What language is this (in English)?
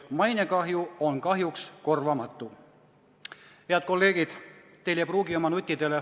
Estonian